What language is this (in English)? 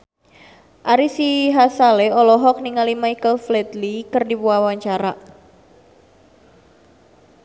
Sundanese